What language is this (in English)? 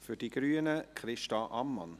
Swiss German